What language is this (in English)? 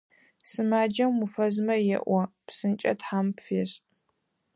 Adyghe